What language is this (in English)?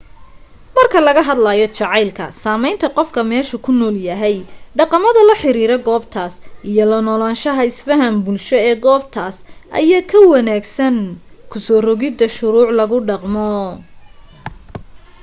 Somali